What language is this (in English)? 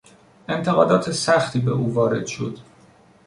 Persian